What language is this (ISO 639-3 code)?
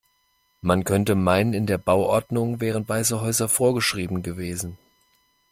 deu